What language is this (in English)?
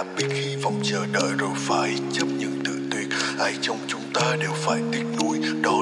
Vietnamese